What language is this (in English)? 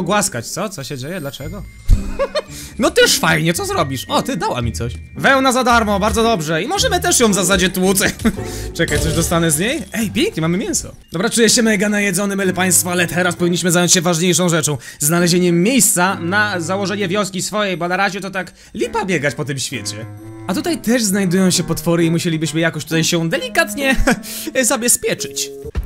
Polish